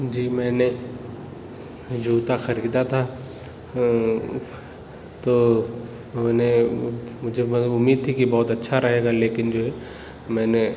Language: Urdu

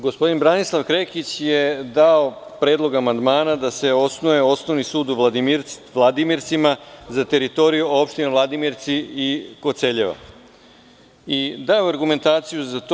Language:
Serbian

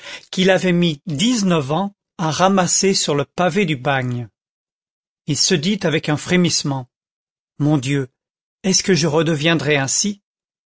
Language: French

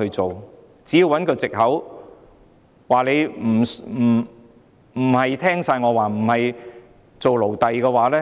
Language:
Cantonese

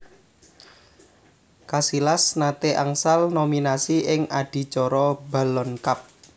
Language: Javanese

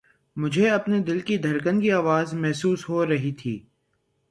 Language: Urdu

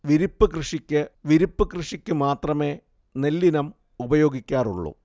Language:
Malayalam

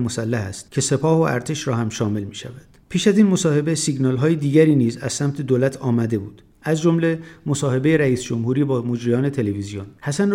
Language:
Persian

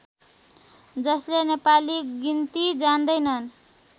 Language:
Nepali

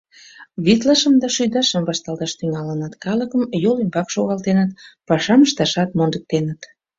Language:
Mari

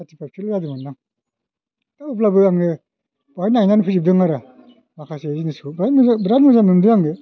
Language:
Bodo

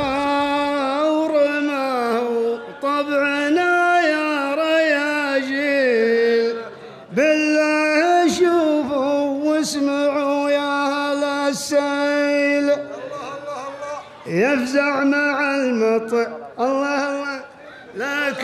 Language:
Arabic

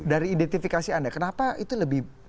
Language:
Indonesian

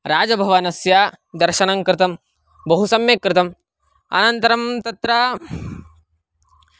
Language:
Sanskrit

